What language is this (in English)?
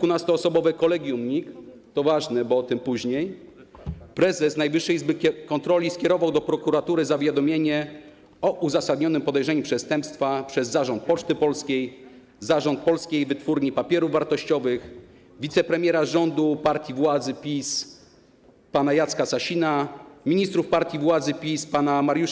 Polish